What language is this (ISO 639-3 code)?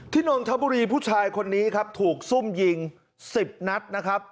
tha